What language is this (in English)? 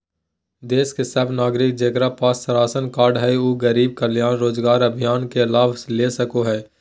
Magahi